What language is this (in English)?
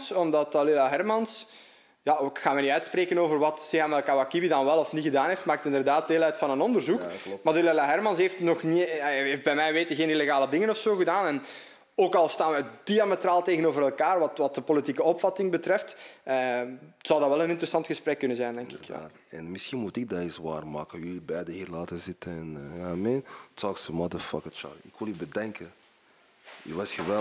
Dutch